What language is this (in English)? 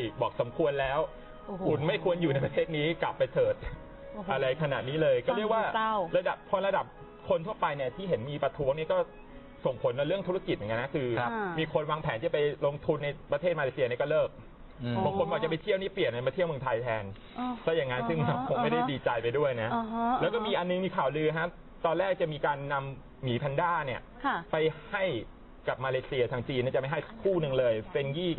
Thai